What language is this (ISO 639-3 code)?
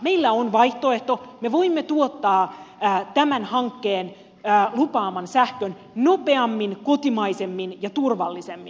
fin